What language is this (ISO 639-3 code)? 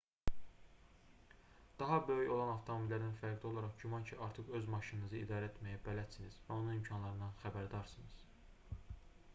aze